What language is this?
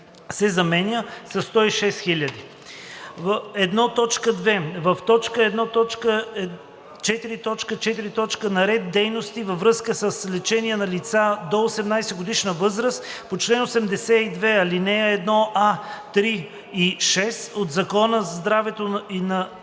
Bulgarian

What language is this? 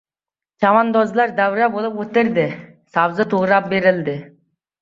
Uzbek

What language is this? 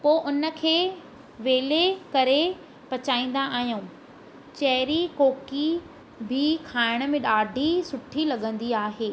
Sindhi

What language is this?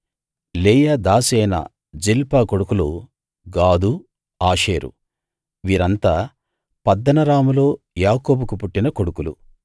Telugu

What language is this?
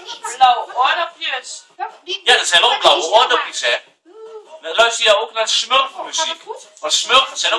Dutch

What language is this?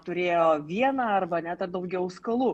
Lithuanian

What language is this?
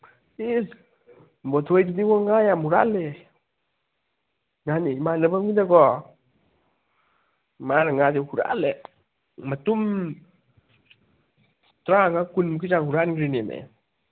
Manipuri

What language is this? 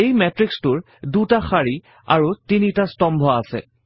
Assamese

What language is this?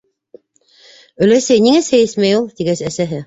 Bashkir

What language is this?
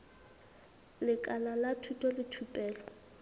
Southern Sotho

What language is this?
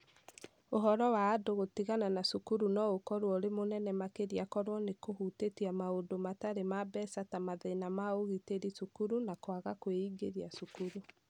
Kikuyu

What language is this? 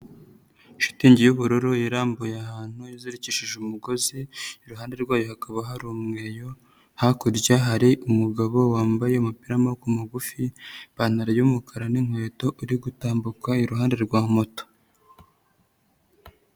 Kinyarwanda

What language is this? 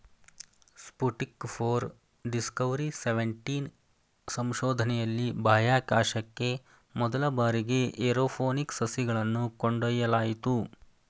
Kannada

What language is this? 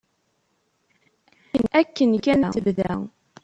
Kabyle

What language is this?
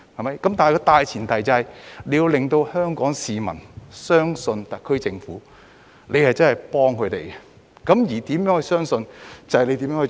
Cantonese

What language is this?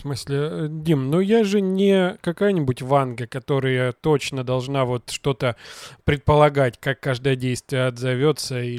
Russian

